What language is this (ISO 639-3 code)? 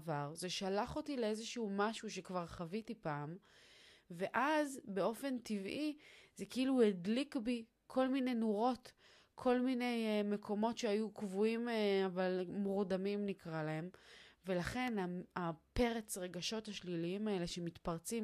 heb